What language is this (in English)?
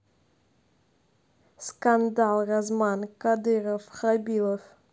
Russian